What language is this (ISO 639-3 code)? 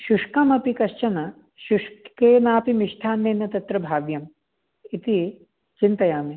san